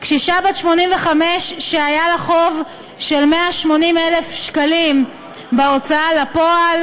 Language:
Hebrew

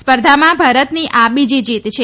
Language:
Gujarati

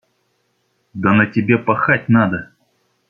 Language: Russian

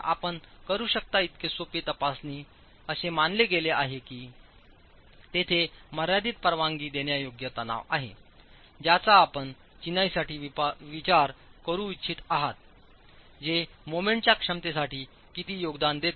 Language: Marathi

